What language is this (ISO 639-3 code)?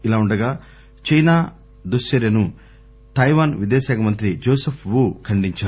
tel